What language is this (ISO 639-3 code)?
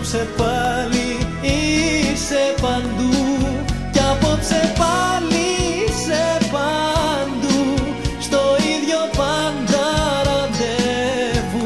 ell